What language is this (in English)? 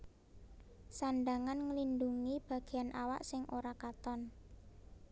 Javanese